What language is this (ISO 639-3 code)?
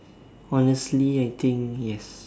eng